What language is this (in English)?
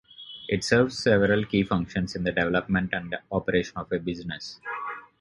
English